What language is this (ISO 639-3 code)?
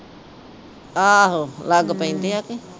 pan